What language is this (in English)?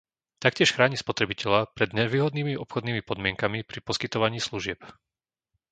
Slovak